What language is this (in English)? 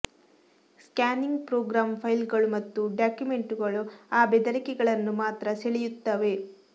Kannada